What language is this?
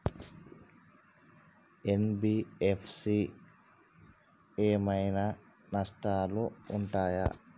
Telugu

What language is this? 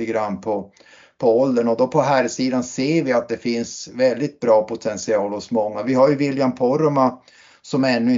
Swedish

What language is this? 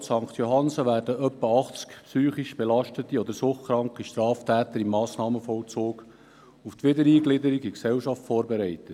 Swiss German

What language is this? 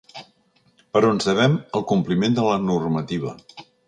Catalan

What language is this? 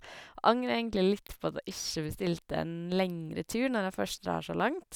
Norwegian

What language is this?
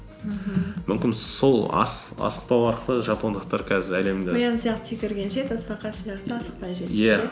Kazakh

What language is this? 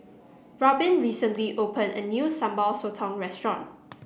English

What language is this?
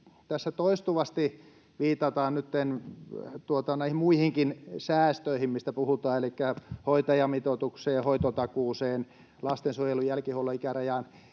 Finnish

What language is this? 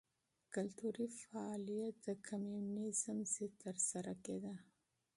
Pashto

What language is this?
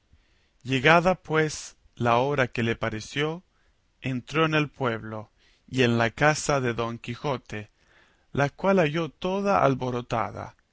Spanish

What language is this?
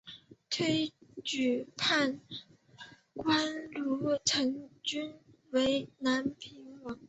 Chinese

